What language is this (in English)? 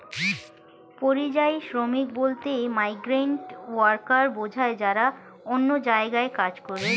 Bangla